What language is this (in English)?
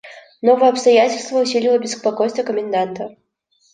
Russian